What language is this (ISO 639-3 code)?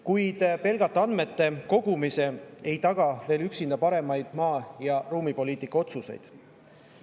est